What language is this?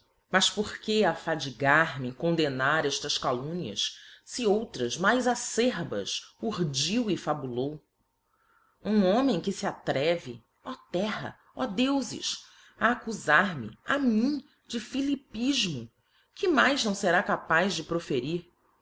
Portuguese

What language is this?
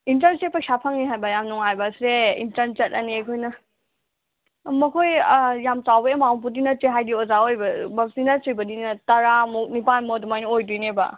Manipuri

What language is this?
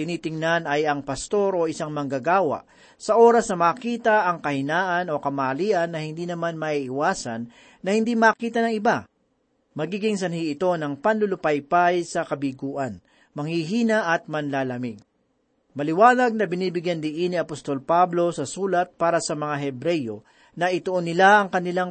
Filipino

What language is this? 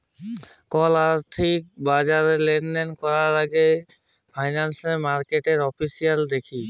Bangla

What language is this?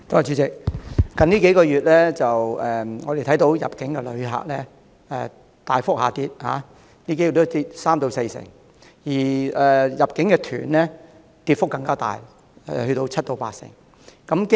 Cantonese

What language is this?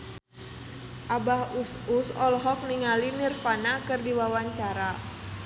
Sundanese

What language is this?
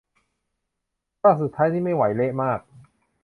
Thai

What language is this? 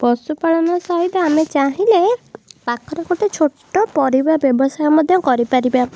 Odia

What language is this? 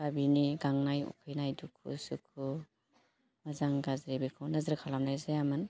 Bodo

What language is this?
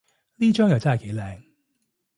Cantonese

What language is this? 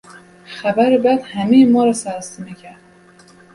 Persian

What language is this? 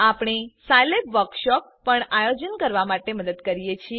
Gujarati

